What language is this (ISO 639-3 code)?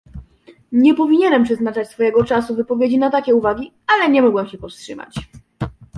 pol